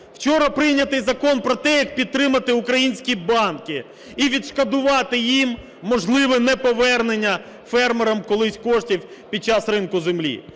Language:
Ukrainian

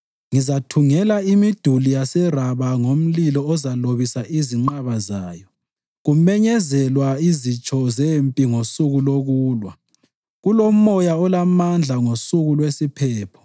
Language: North Ndebele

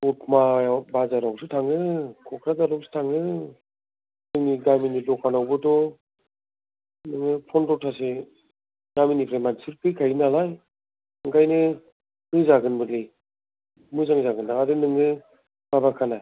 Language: Bodo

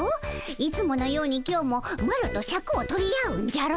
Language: Japanese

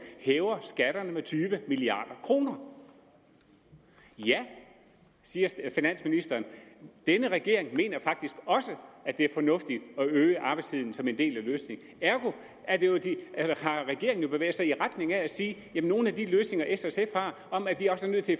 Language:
Danish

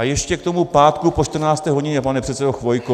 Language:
Czech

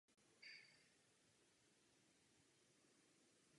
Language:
Czech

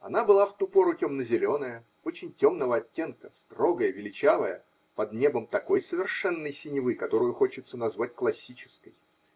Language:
Russian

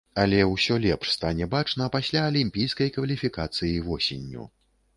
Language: Belarusian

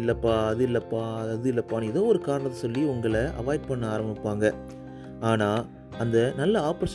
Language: Tamil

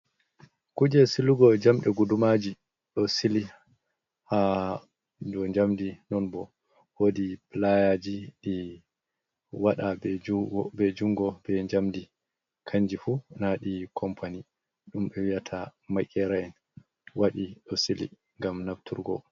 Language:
Fula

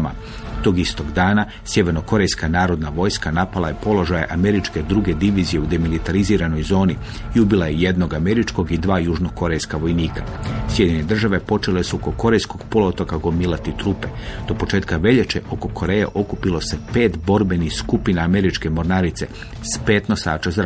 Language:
Croatian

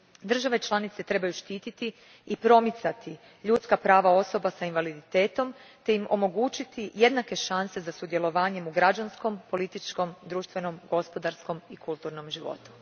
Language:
Croatian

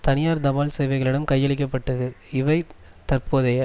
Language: Tamil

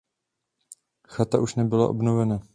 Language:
Czech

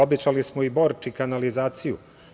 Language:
Serbian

